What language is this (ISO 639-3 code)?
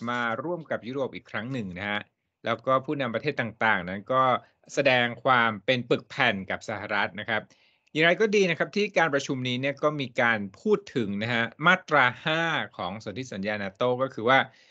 tha